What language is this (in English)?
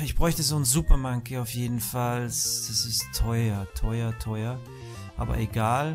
German